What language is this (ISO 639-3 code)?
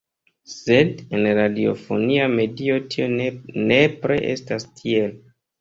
epo